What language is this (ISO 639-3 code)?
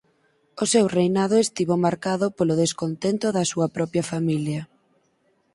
glg